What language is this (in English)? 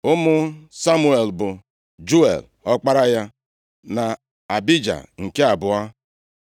Igbo